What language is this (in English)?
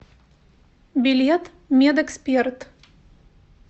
Russian